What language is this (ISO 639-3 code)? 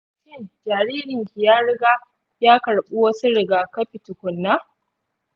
hau